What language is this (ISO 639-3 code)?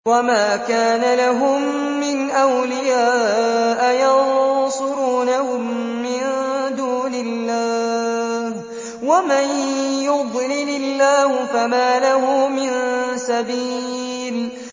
ara